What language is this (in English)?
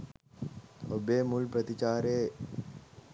Sinhala